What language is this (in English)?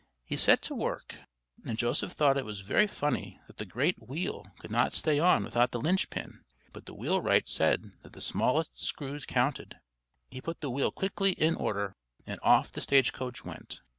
English